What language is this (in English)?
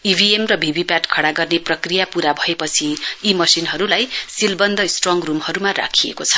Nepali